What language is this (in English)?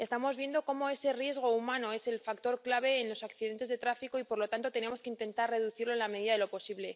Spanish